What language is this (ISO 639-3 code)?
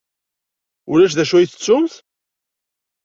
kab